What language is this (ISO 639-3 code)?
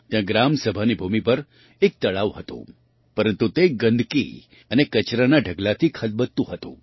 guj